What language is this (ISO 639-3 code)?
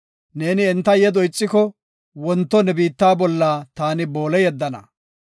gof